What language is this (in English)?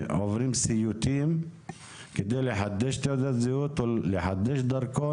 Hebrew